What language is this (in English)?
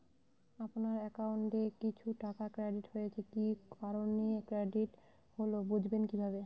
Bangla